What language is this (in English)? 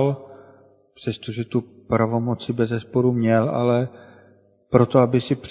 Czech